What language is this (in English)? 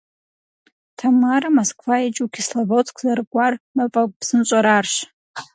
Kabardian